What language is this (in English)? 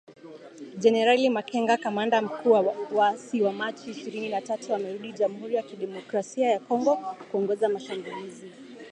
Swahili